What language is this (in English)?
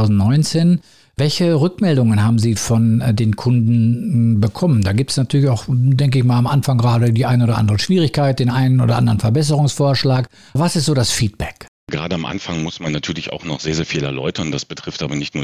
German